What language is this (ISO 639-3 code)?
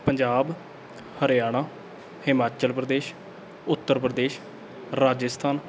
pan